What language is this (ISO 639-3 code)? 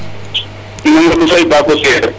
srr